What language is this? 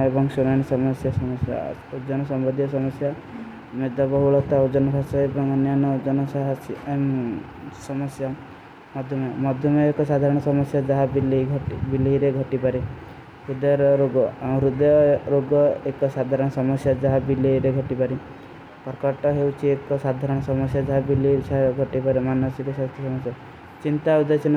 Kui (India)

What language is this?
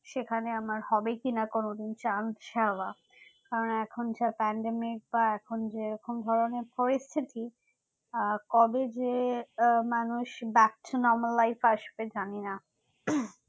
Bangla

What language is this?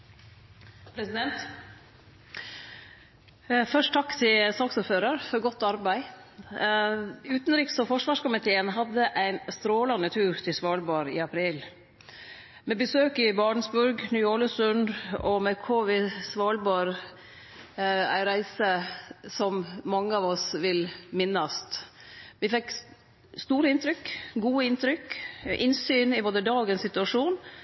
Norwegian Nynorsk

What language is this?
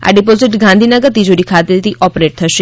Gujarati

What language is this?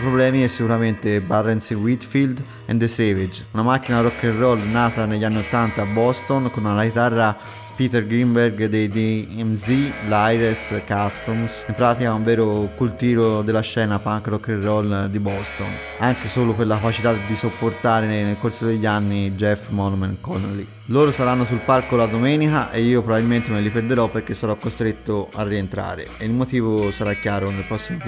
Italian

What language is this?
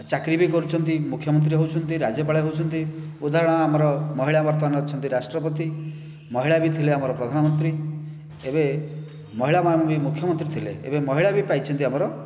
Odia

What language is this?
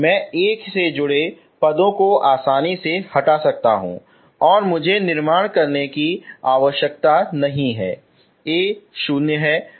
Hindi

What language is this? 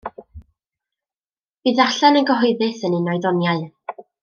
Welsh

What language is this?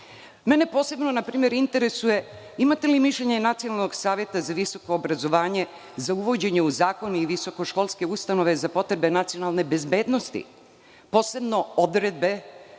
Serbian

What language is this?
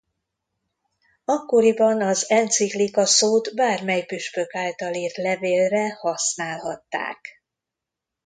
Hungarian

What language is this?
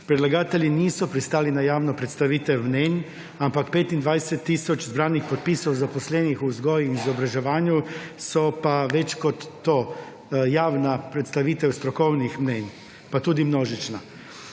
Slovenian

